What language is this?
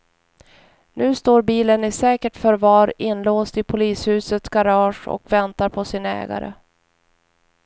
Swedish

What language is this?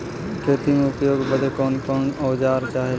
Bhojpuri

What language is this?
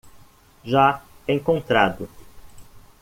Portuguese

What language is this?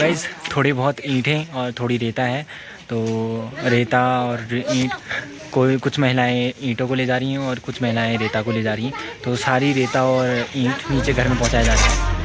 Hindi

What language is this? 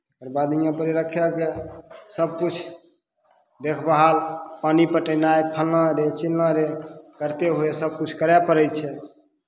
Maithili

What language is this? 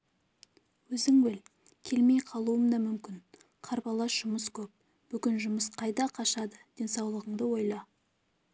Kazakh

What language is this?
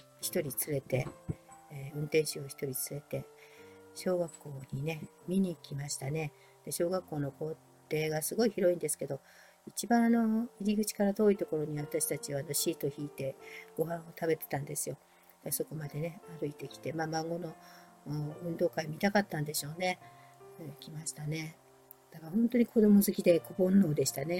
Japanese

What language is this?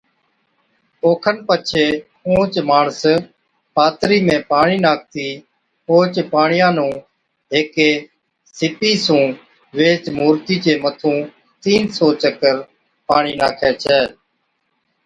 Od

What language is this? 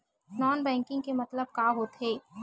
Chhattisgarhi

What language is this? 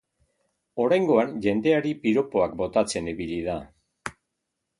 Basque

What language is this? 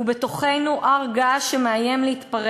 Hebrew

